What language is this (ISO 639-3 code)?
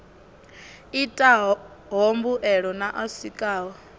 ven